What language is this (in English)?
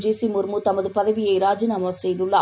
Tamil